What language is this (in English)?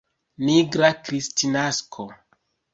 Esperanto